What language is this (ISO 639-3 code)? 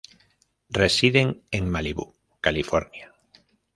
spa